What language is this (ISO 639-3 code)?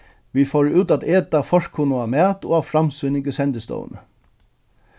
fao